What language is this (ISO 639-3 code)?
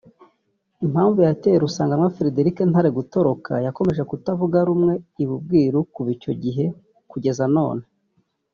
kin